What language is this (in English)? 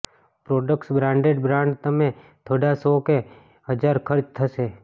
Gujarati